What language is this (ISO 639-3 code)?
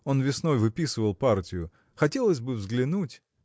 rus